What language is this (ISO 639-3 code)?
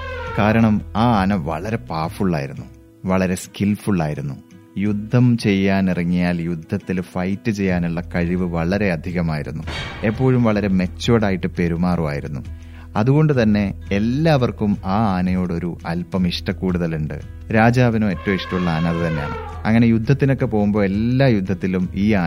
mal